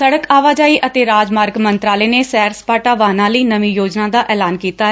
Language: Punjabi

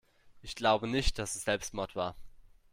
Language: German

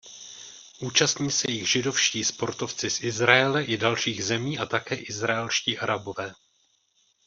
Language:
Czech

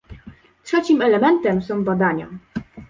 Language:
Polish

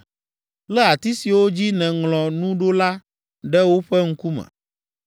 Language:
Ewe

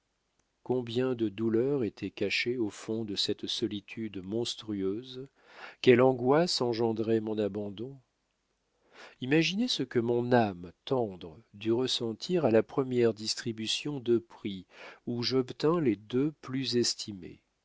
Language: French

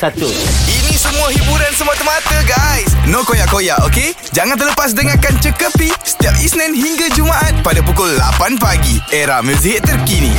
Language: Malay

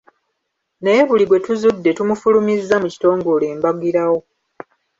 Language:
Ganda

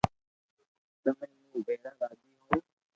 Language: Loarki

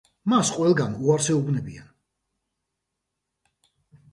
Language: Georgian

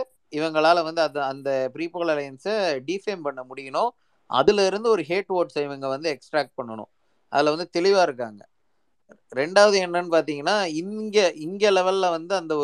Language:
Tamil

